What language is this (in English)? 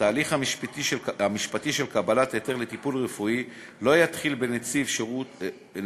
Hebrew